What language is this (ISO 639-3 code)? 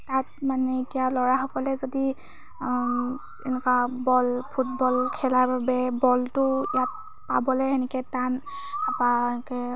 asm